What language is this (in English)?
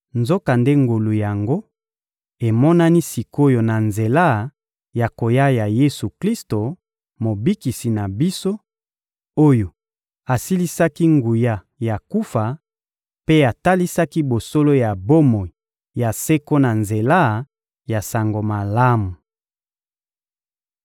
Lingala